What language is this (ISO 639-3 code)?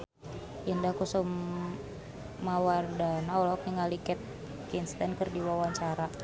sun